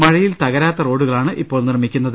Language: Malayalam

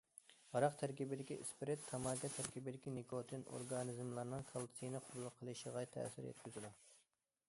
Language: Uyghur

